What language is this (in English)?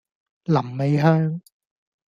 Cantonese